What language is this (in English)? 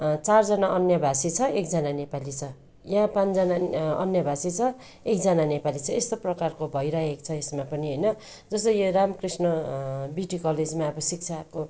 Nepali